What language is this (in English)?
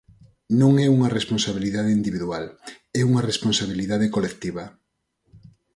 Galician